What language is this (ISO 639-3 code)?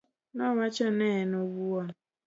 luo